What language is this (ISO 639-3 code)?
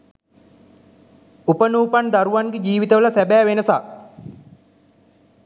sin